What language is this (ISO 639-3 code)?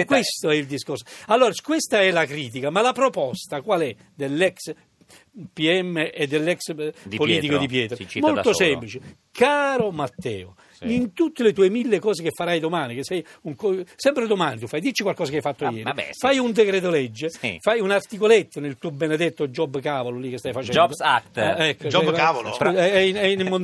ita